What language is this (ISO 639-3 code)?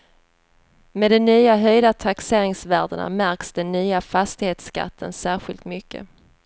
swe